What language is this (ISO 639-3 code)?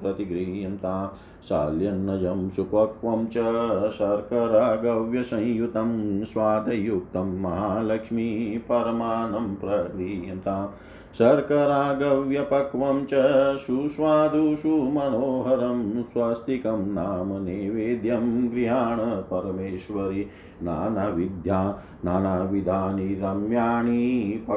hin